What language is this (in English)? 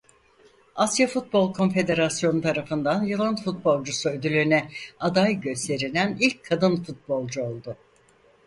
Turkish